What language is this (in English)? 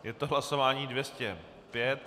Czech